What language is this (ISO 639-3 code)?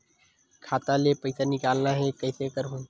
hne